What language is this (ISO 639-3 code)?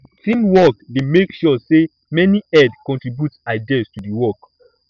pcm